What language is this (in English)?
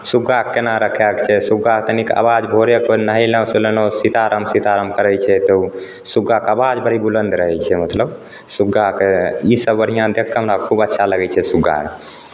Maithili